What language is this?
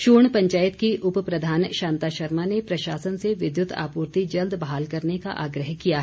Hindi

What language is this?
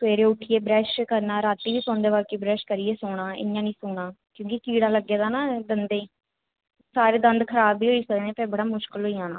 Dogri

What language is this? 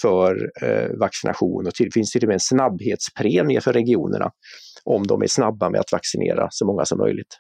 Swedish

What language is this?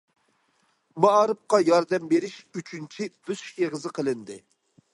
Uyghur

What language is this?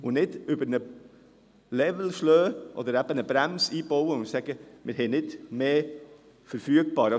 Swiss German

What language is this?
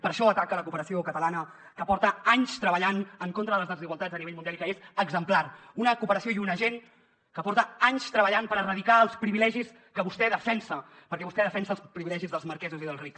Catalan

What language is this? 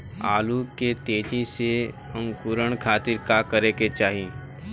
Bhojpuri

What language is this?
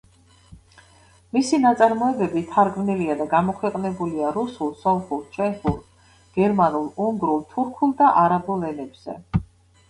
Georgian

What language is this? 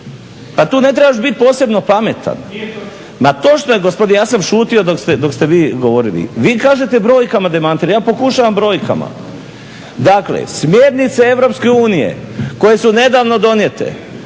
Croatian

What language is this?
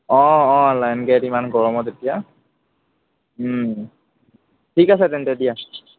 Assamese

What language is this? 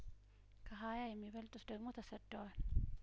Amharic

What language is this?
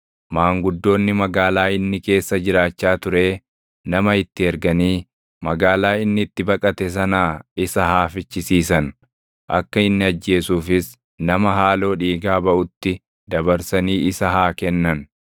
Oromo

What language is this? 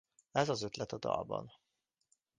Hungarian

